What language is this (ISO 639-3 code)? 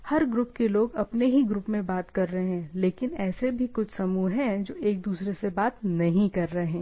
hin